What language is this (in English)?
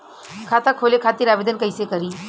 Bhojpuri